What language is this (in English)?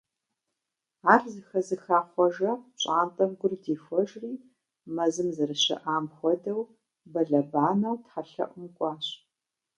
Kabardian